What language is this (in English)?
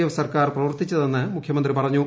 Malayalam